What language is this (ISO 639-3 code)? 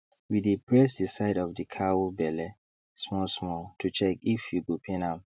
pcm